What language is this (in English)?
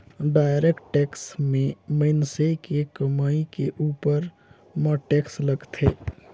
Chhattisgarhi